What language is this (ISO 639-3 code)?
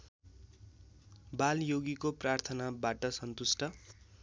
nep